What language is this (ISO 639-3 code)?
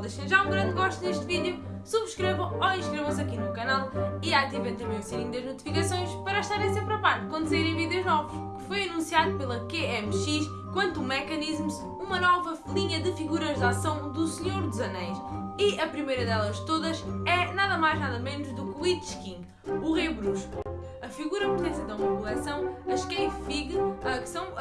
por